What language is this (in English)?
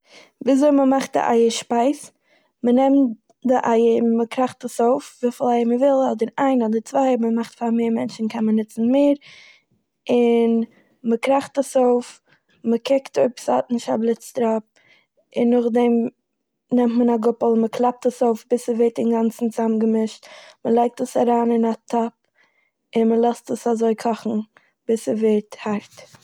Yiddish